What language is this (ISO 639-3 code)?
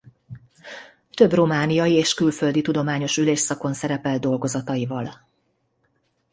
hun